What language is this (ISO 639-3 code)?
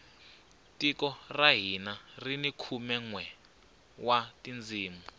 tso